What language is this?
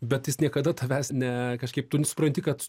Lithuanian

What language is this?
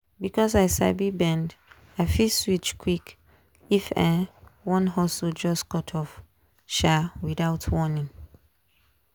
Nigerian Pidgin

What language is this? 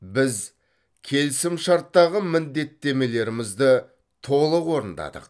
Kazakh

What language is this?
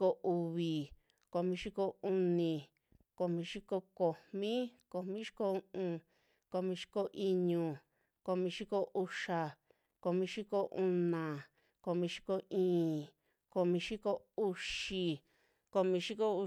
Western Juxtlahuaca Mixtec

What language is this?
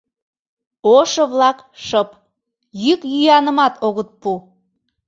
Mari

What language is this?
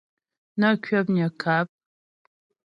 Ghomala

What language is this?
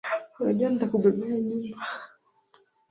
Swahili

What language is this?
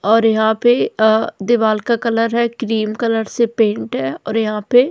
Hindi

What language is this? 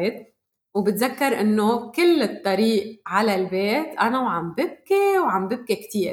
Arabic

